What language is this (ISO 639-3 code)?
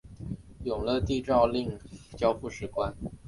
zho